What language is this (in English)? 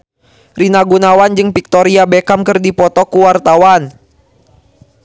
Sundanese